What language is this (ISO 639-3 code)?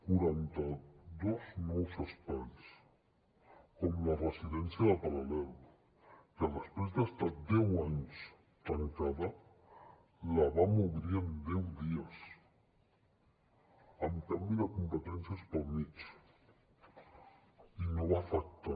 cat